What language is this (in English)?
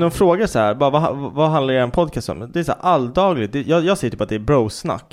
Swedish